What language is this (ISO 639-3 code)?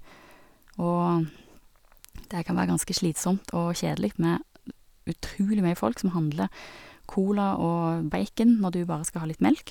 nor